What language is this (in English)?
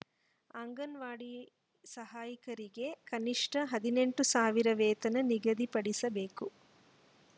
Kannada